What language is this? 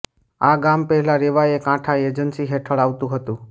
Gujarati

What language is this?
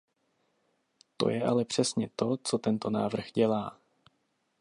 Czech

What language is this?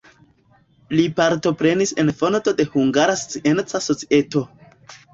Esperanto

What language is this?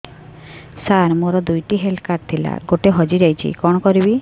Odia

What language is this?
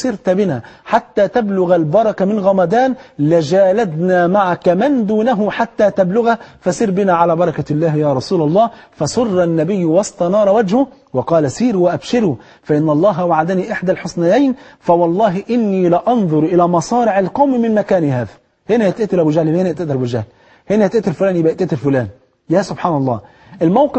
Arabic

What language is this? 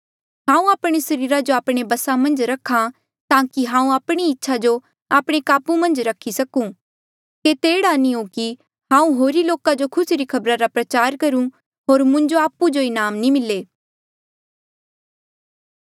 Mandeali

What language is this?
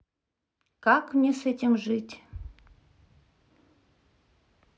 Russian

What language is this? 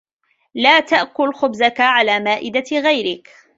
Arabic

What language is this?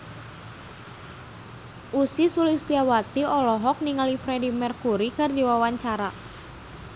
Sundanese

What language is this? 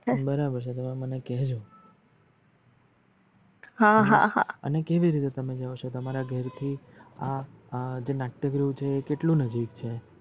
Gujarati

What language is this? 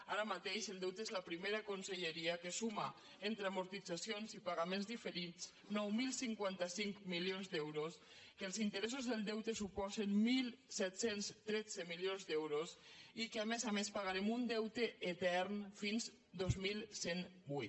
Catalan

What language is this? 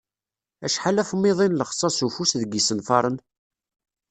Kabyle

